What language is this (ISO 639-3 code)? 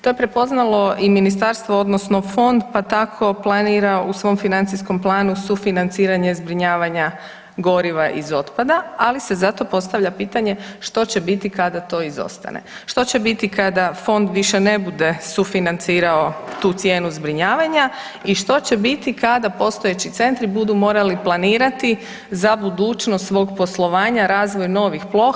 hrv